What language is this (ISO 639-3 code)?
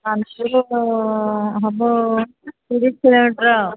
ori